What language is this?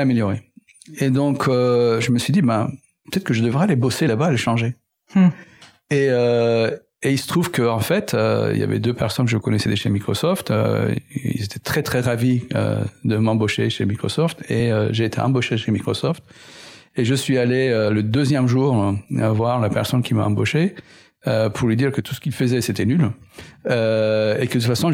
French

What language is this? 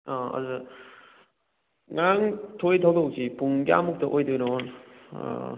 Manipuri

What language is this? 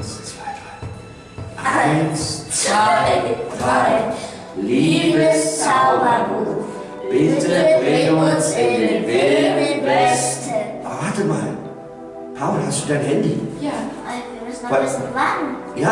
German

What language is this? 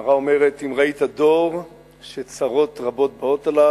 Hebrew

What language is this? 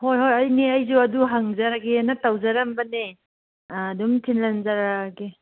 Manipuri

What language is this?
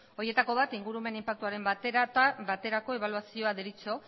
Basque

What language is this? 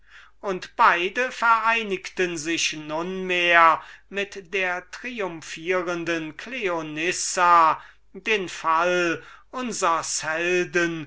German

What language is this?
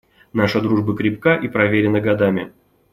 Russian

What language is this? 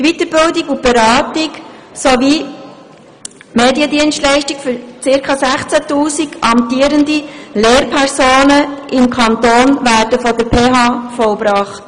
Swiss German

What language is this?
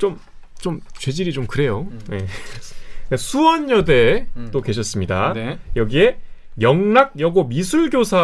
Korean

